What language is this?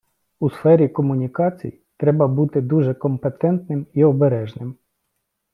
Ukrainian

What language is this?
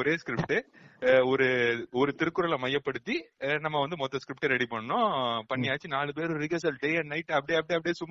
Tamil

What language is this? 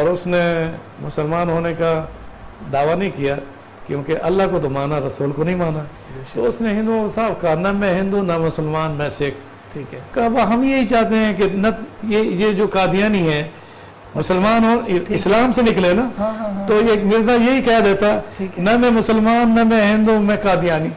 Urdu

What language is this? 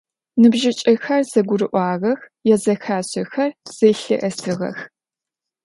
Adyghe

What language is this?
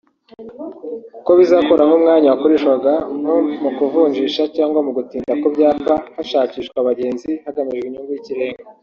Kinyarwanda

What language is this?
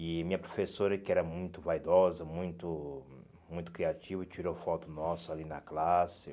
Portuguese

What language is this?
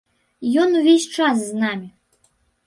Belarusian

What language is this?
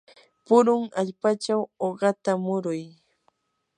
Yanahuanca Pasco Quechua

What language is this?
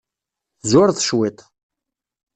Kabyle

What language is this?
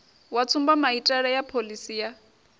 Venda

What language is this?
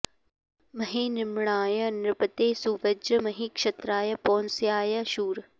Sanskrit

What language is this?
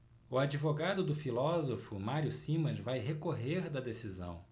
Portuguese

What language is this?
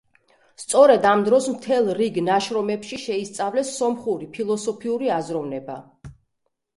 Georgian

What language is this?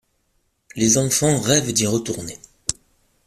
French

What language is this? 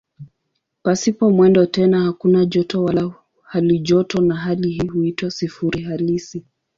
Swahili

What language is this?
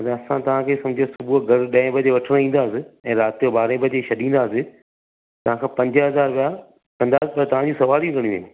Sindhi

